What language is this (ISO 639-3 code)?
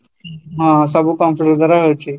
ori